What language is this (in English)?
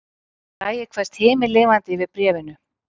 Icelandic